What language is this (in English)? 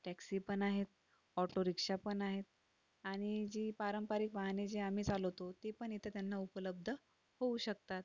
Marathi